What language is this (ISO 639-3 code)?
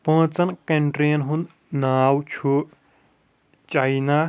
kas